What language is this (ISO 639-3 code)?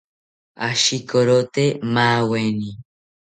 cpy